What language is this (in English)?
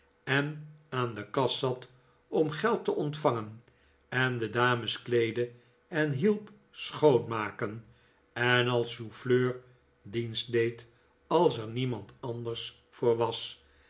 Dutch